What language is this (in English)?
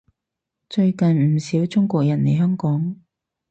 Cantonese